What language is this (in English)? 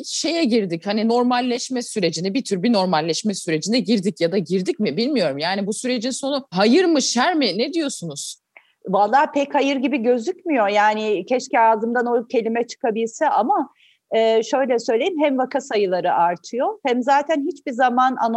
Turkish